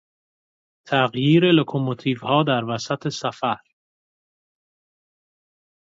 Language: Persian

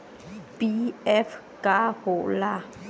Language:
Bhojpuri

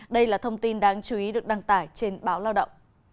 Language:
Vietnamese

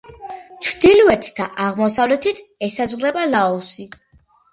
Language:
Georgian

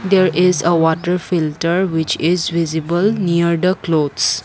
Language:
English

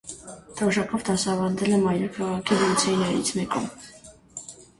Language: Armenian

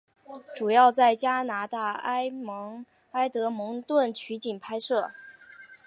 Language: Chinese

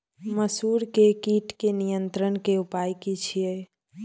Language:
Maithili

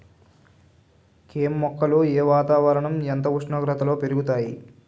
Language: Telugu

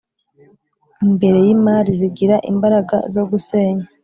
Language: Kinyarwanda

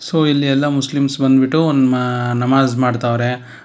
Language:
Kannada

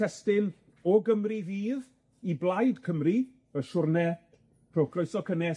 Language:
Welsh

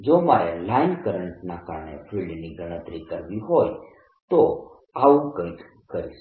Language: Gujarati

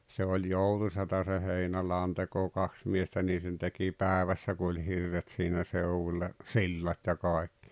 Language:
Finnish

